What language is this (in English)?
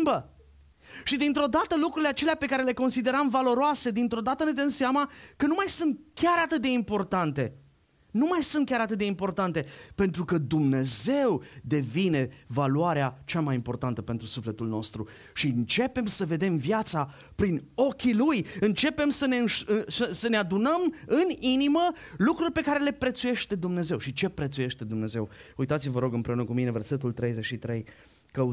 Romanian